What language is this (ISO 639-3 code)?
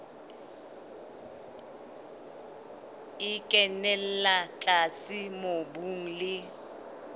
sot